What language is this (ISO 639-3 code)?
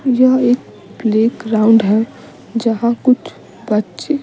hin